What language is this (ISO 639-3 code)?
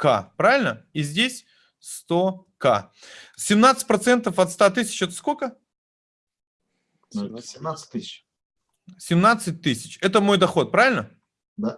rus